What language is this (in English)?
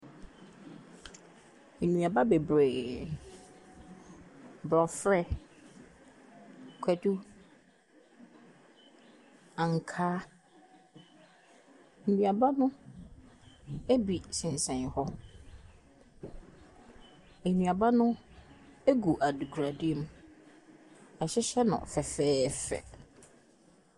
Akan